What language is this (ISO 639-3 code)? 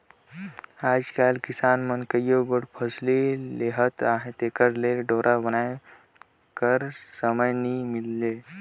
hne